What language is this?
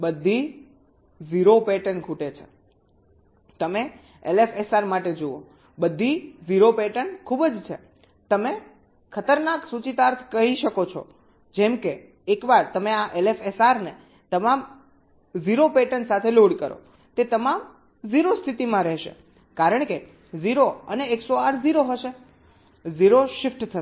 Gujarati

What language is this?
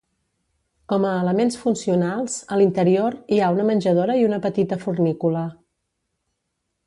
Catalan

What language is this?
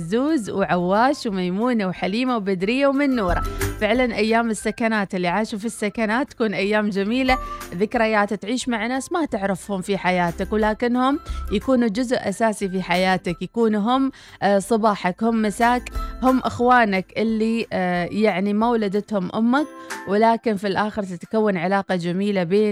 Arabic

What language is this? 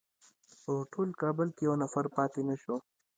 Pashto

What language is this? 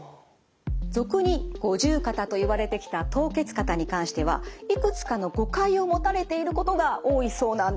Japanese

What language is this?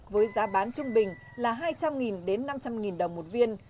Vietnamese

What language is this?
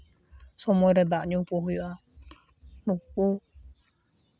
Santali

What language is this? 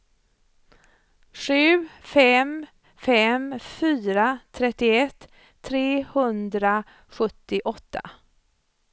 Swedish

